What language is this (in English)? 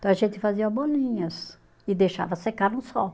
Portuguese